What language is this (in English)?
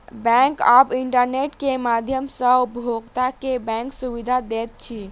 Maithili